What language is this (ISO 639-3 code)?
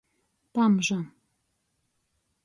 ltg